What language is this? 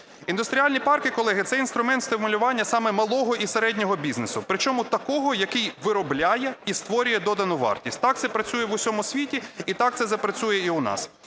Ukrainian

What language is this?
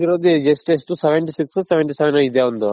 Kannada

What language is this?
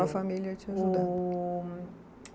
Portuguese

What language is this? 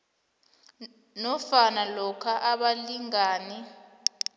South Ndebele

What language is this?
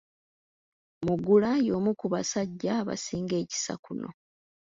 Ganda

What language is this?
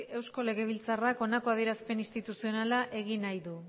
Basque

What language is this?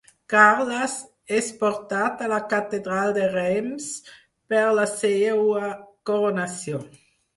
Catalan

